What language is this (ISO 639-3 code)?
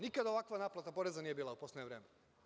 srp